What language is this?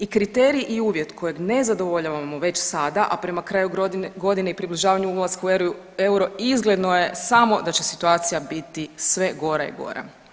Croatian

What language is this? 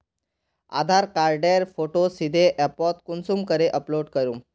Magahi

